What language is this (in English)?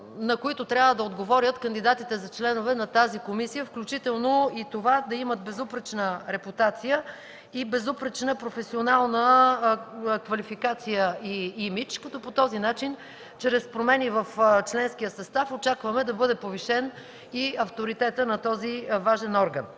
Bulgarian